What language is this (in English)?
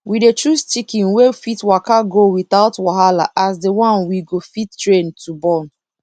Nigerian Pidgin